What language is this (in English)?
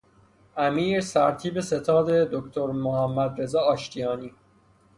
Persian